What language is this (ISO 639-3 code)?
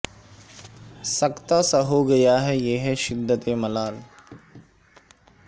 urd